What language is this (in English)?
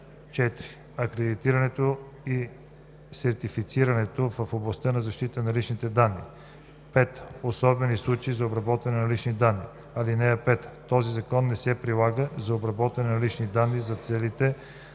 Bulgarian